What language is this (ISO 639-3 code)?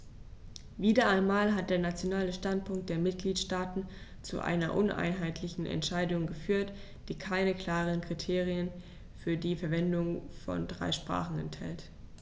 deu